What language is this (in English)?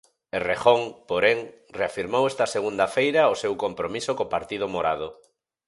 Galician